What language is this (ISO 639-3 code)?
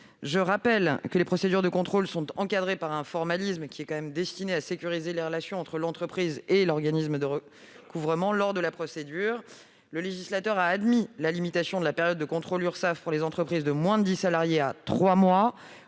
fra